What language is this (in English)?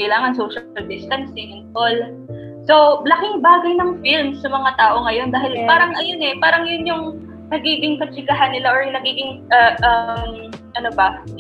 Filipino